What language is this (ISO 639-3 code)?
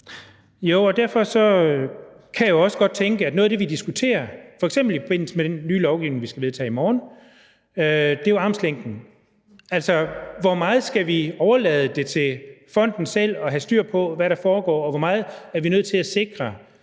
dan